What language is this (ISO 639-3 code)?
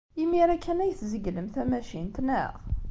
kab